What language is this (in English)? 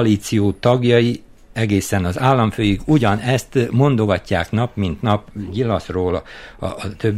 Hungarian